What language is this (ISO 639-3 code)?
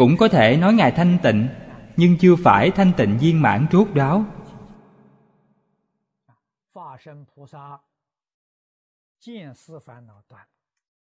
vie